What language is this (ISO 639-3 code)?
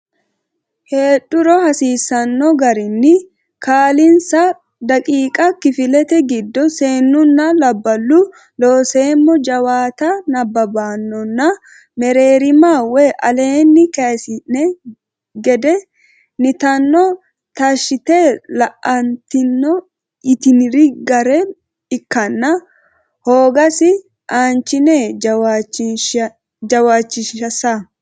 sid